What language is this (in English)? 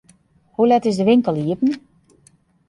Western Frisian